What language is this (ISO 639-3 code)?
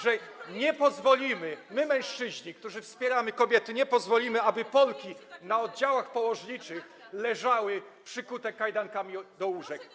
pol